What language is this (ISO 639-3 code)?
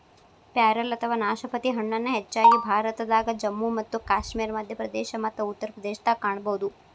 kan